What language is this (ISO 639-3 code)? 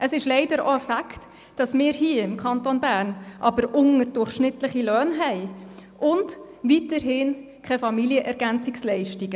gsw